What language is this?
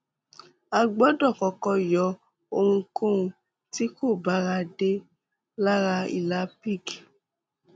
Yoruba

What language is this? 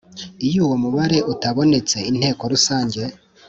Kinyarwanda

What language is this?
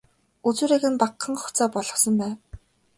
Mongolian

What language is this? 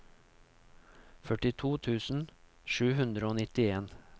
Norwegian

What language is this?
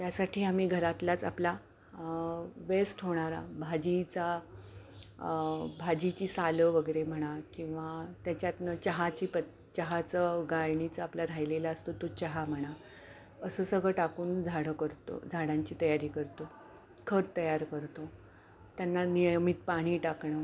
Marathi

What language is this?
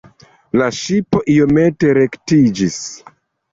Esperanto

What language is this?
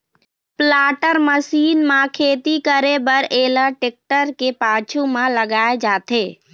Chhattisgarhi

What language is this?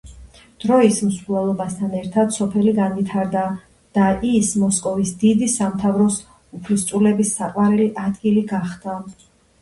Georgian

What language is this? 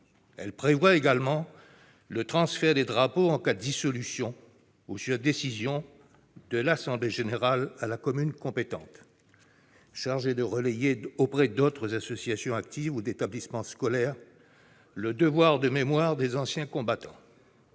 French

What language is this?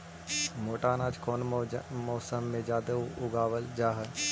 Magahi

